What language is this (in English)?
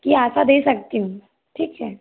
Hindi